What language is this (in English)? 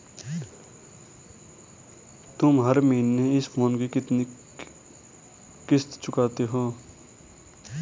Hindi